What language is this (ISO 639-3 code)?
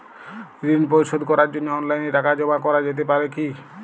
ben